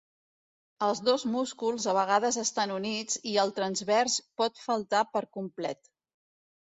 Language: Catalan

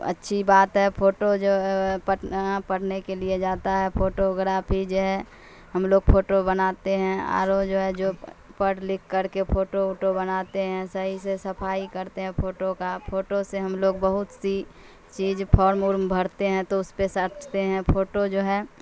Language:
Urdu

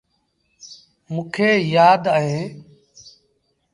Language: Sindhi Bhil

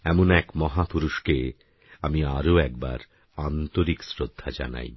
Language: Bangla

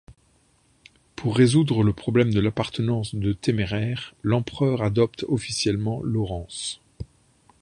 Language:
French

